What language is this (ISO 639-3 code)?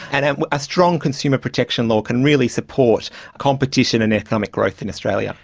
eng